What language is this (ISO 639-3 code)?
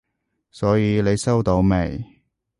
yue